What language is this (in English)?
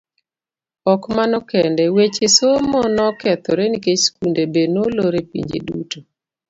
Luo (Kenya and Tanzania)